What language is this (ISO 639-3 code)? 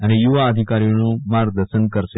guj